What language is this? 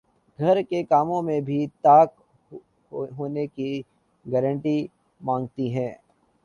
Urdu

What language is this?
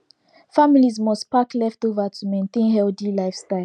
Nigerian Pidgin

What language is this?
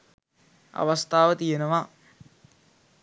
Sinhala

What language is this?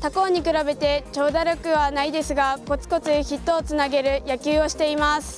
Japanese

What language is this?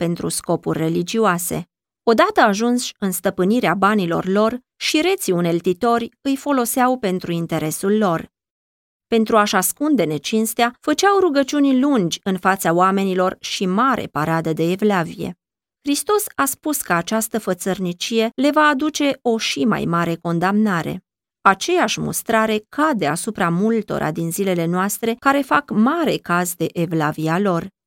Romanian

